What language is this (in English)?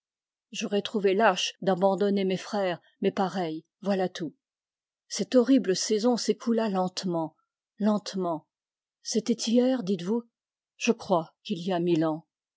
French